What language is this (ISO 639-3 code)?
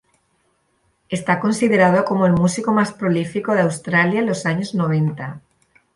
spa